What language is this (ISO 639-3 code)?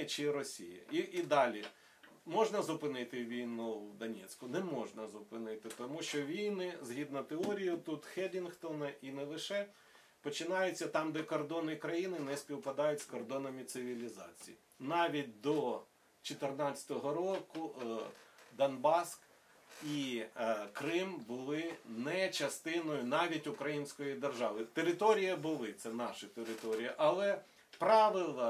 ukr